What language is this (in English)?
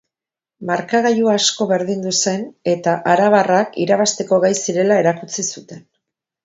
Basque